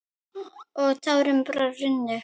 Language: Icelandic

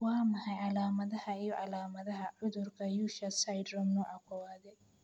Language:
Somali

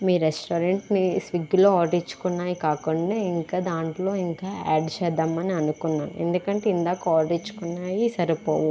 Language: Telugu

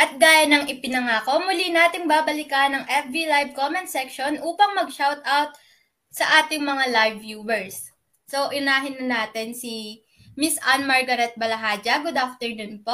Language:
Filipino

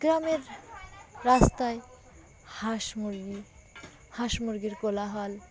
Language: Bangla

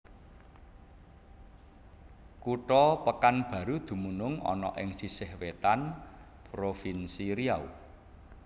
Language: Javanese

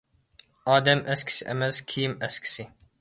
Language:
Uyghur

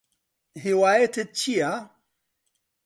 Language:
Central Kurdish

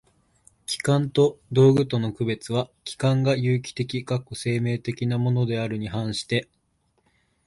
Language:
Japanese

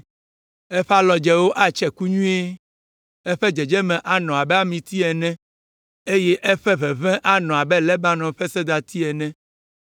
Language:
Ewe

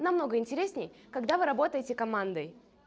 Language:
Russian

